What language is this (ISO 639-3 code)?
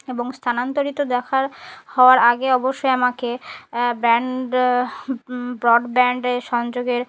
ben